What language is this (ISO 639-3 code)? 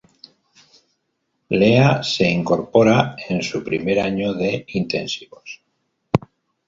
spa